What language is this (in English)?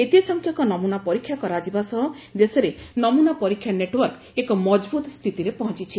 Odia